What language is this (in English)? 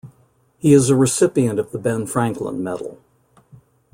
English